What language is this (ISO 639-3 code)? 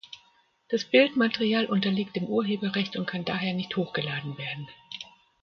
deu